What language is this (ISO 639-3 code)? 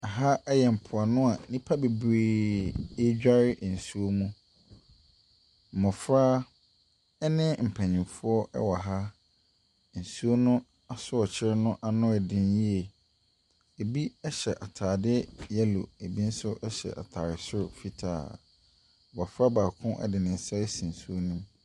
aka